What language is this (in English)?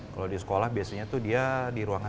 Indonesian